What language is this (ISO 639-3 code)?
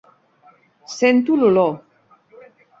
cat